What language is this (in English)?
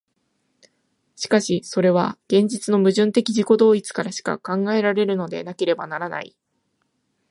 Japanese